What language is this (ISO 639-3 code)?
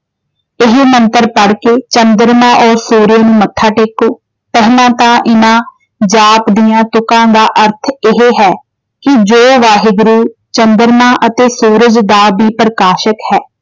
pan